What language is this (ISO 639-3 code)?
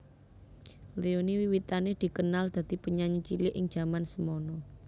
jav